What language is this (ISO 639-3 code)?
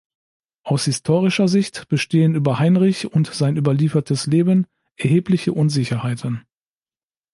deu